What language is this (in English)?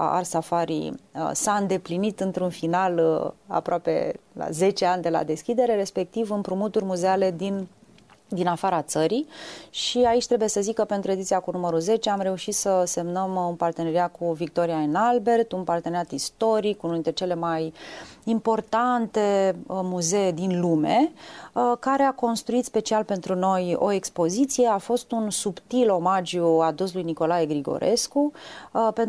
Romanian